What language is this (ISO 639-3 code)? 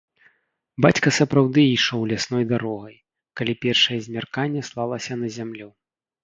bel